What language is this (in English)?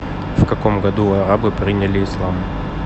Russian